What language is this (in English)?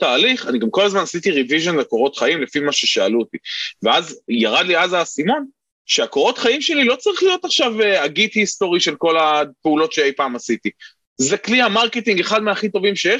Hebrew